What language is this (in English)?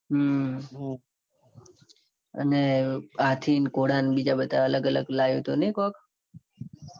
Gujarati